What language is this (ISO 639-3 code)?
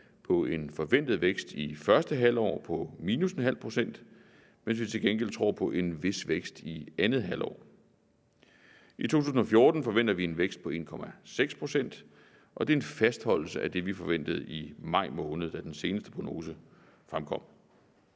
dan